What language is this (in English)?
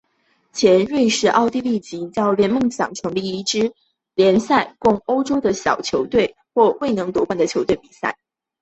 Chinese